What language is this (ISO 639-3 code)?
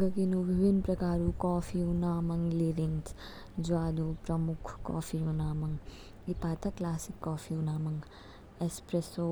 kfk